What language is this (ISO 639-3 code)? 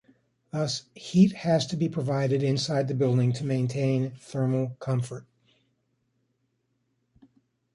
eng